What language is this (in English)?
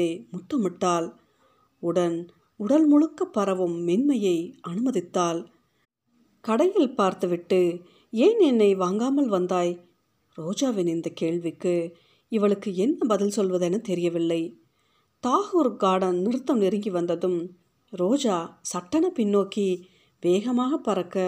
Tamil